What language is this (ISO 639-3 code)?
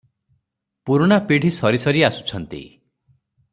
ori